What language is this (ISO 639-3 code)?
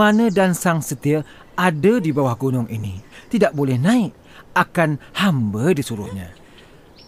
msa